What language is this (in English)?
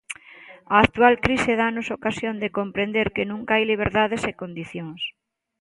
Galician